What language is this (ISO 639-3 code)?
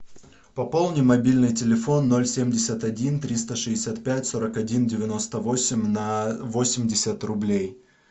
rus